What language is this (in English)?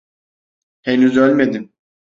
Turkish